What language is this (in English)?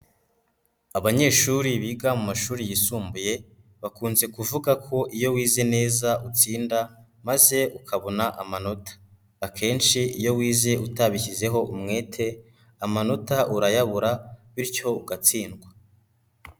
Kinyarwanda